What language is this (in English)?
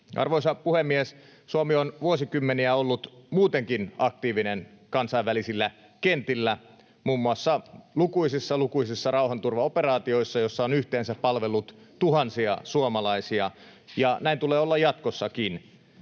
Finnish